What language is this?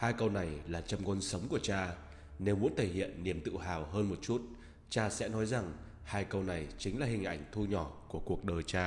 Vietnamese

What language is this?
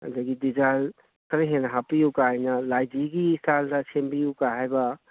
Manipuri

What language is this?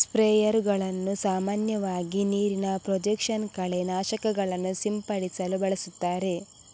Kannada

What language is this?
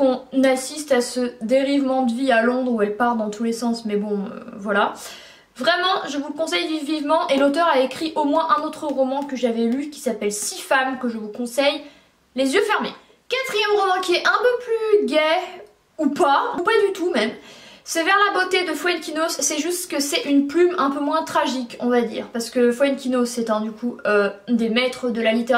French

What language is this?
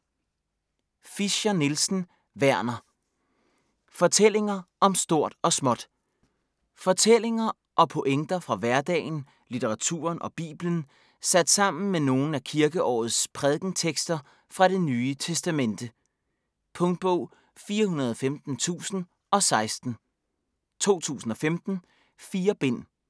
Danish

